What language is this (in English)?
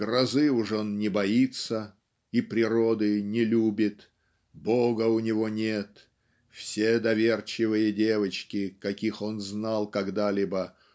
Russian